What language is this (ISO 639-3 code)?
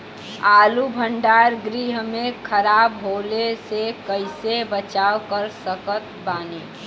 bho